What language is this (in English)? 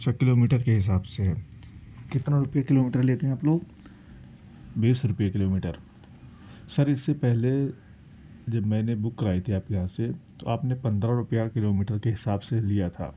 Urdu